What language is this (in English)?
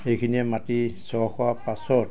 Assamese